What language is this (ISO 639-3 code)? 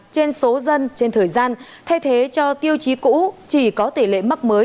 vie